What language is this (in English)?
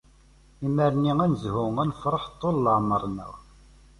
Kabyle